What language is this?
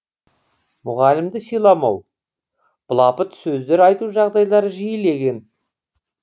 Kazakh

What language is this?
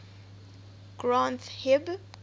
English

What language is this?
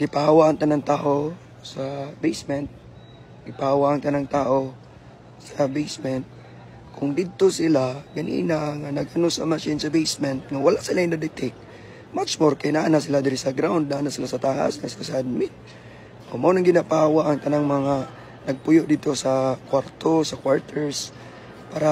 Filipino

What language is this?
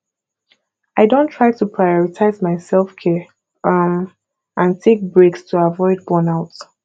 Nigerian Pidgin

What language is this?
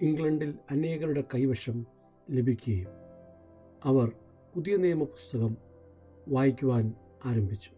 Malayalam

